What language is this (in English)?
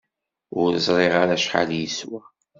Kabyle